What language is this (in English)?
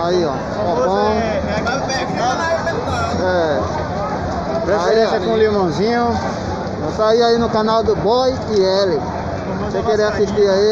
Portuguese